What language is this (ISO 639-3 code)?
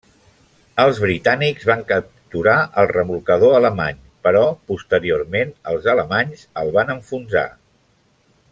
cat